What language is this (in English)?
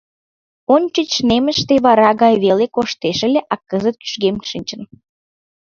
Mari